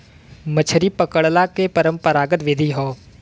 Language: Bhojpuri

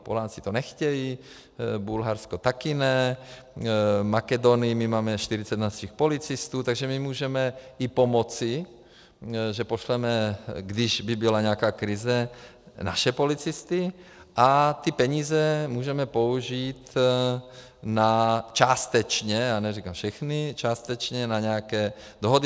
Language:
Czech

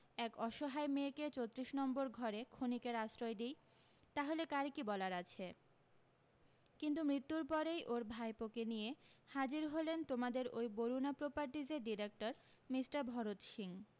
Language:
Bangla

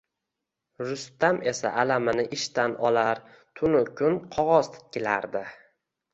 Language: Uzbek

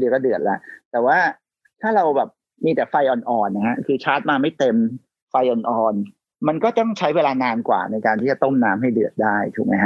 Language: Thai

